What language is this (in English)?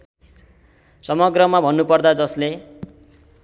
Nepali